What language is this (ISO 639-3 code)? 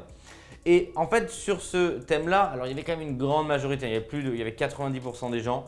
fra